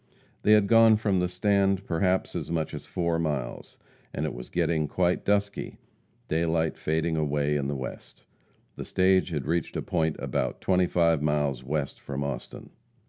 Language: English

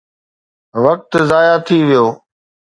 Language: Sindhi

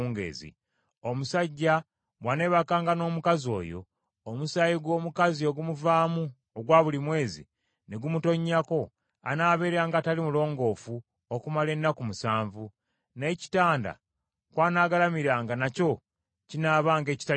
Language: Ganda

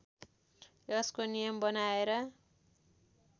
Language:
Nepali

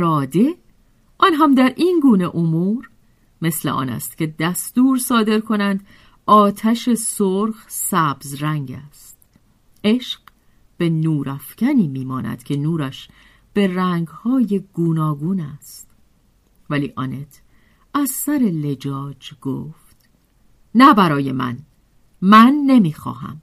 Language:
Persian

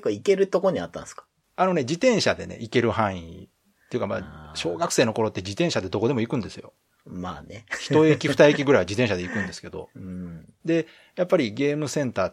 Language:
Japanese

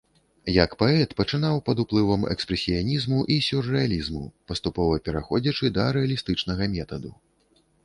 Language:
Belarusian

